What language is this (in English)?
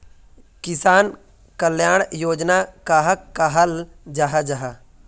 Magahi